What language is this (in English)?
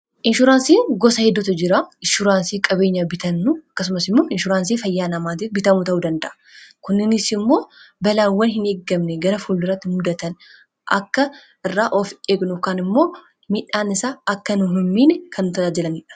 Oromo